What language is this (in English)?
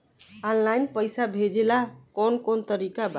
Bhojpuri